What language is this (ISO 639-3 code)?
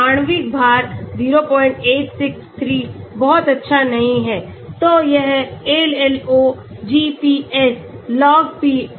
hin